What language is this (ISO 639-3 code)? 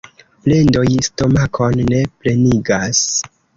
epo